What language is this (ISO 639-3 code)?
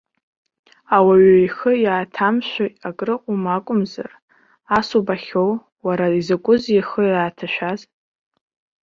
abk